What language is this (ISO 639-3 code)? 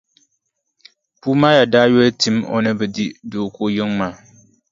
dag